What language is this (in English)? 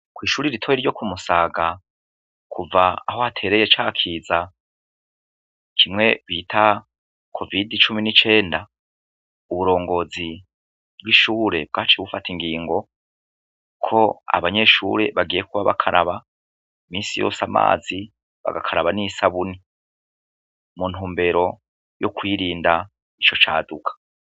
Rundi